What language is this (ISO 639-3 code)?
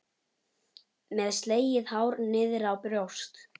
isl